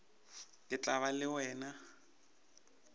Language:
Northern Sotho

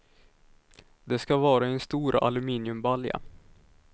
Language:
Swedish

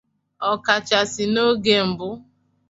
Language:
Igbo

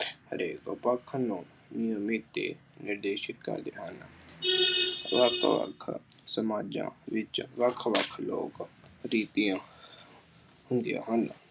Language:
Punjabi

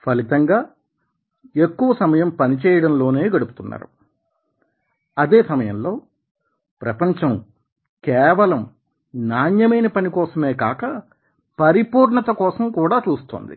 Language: Telugu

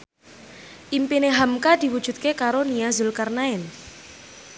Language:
Javanese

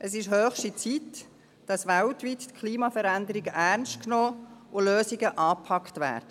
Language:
Swiss German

